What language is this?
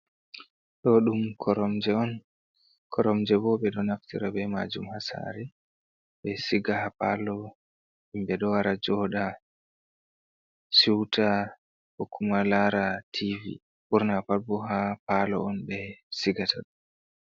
Fula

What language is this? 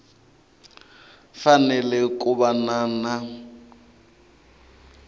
Tsonga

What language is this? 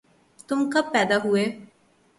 Urdu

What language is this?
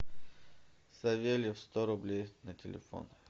Russian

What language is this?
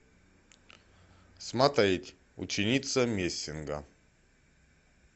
Russian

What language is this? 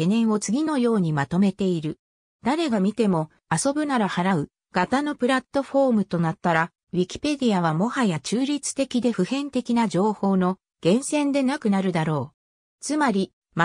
Japanese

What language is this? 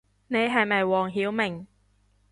Cantonese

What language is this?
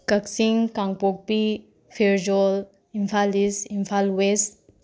Manipuri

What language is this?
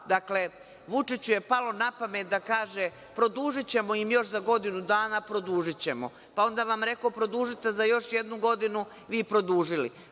Serbian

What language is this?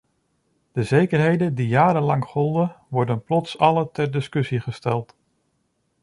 Dutch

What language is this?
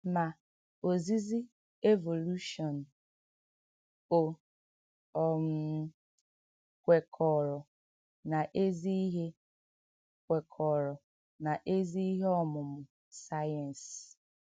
Igbo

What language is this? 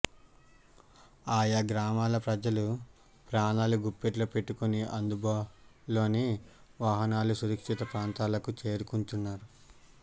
Telugu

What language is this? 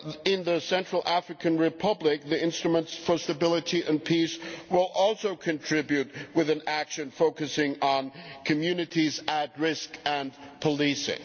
English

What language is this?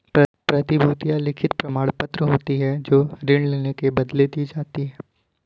Hindi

